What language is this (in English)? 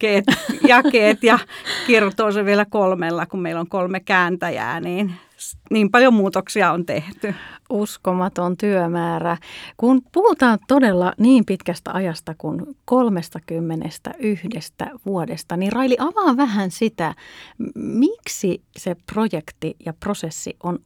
Finnish